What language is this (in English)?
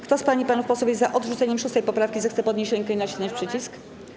Polish